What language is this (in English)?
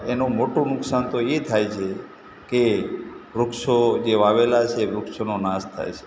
Gujarati